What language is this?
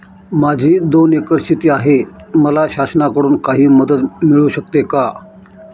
Marathi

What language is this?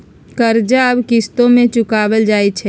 Magahi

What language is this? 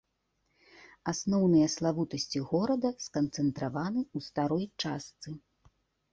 Belarusian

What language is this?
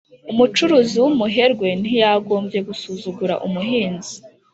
Kinyarwanda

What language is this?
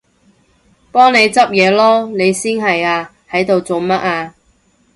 Cantonese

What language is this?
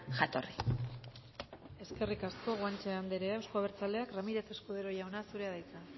Basque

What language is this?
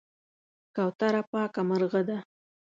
Pashto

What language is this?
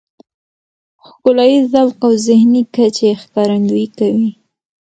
Pashto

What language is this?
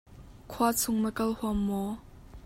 Hakha Chin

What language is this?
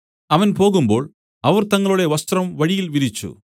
Malayalam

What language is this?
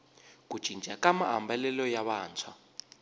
Tsonga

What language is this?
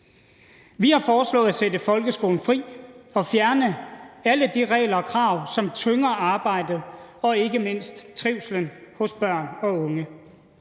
Danish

